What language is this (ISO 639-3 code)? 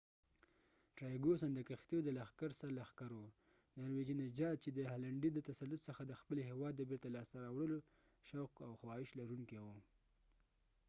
pus